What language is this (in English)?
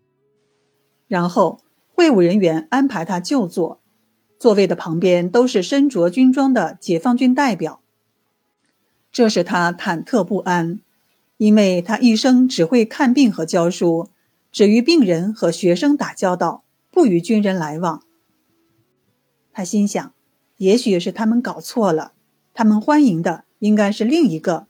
Chinese